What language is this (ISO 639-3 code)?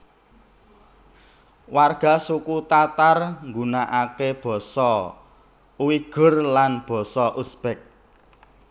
jav